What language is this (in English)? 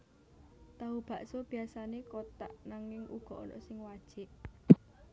Javanese